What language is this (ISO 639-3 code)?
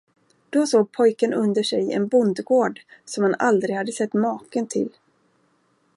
swe